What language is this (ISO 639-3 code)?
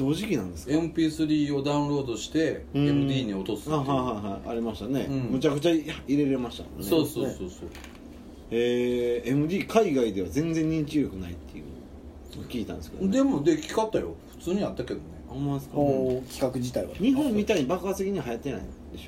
jpn